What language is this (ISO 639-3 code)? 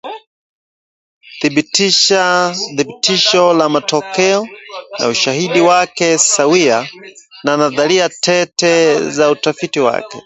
swa